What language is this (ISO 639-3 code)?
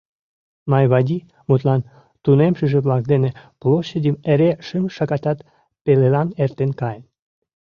chm